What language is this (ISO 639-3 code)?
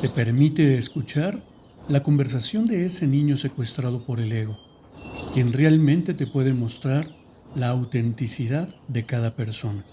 spa